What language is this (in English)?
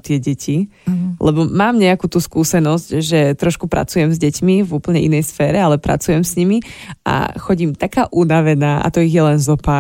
Slovak